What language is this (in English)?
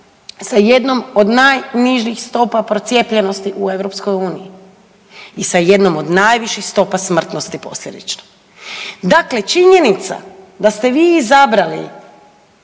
Croatian